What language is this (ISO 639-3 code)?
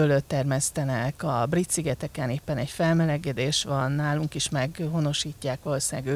hun